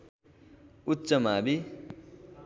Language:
Nepali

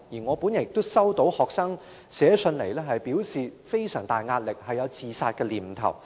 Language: Cantonese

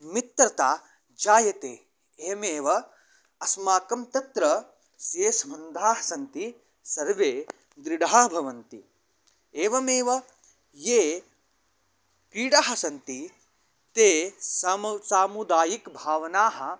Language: Sanskrit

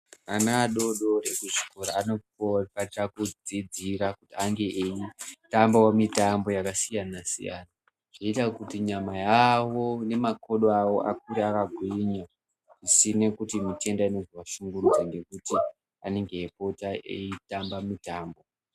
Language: Ndau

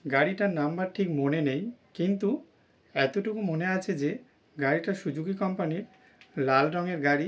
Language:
Bangla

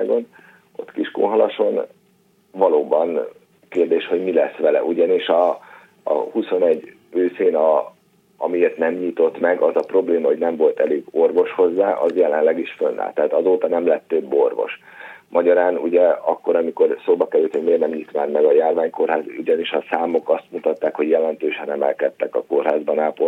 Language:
Hungarian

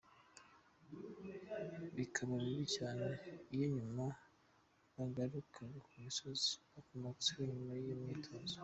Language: Kinyarwanda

